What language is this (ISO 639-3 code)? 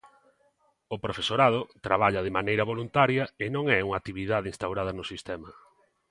glg